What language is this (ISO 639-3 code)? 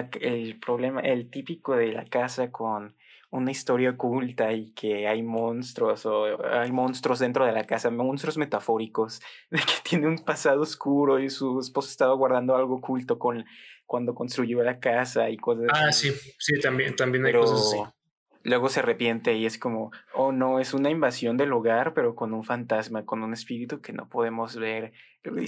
spa